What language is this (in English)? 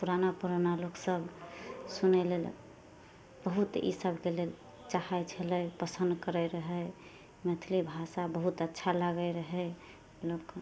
Maithili